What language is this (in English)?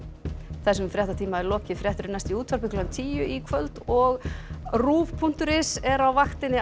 Icelandic